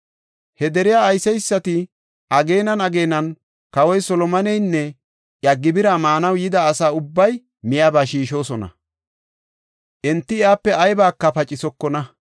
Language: Gofa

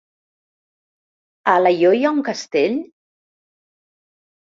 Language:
Catalan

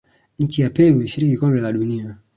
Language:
Swahili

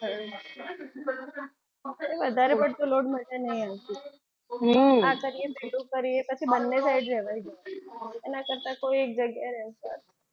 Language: Gujarati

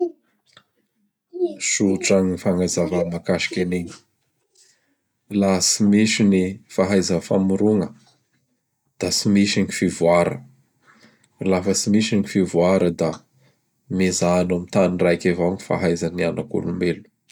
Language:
Bara Malagasy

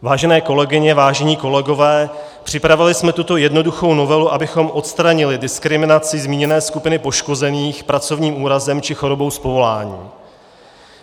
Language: Czech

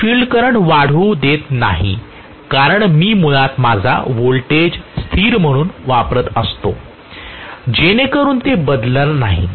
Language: Marathi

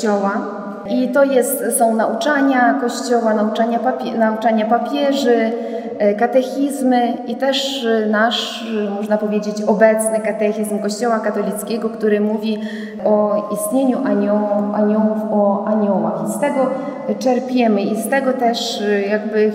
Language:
Polish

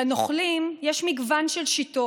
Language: Hebrew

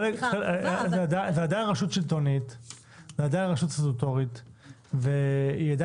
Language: Hebrew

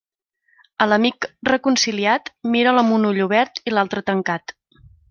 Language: Catalan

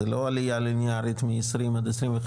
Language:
Hebrew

